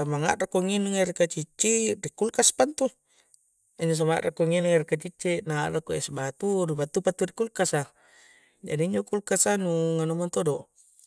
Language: Coastal Konjo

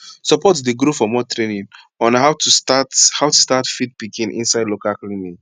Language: Nigerian Pidgin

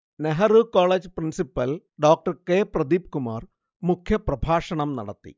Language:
Malayalam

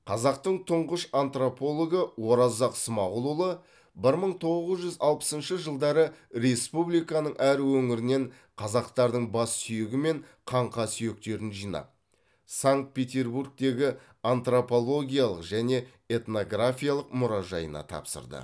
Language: Kazakh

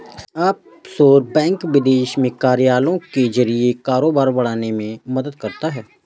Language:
Hindi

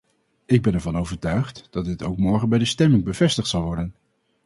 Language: Dutch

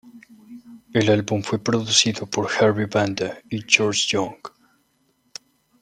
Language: Spanish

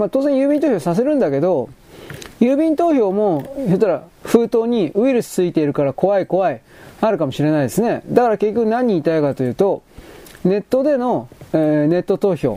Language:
Japanese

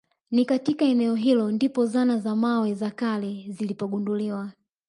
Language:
Swahili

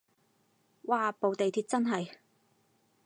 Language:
Cantonese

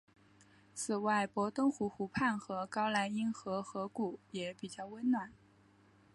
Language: Chinese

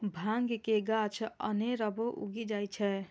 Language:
Maithili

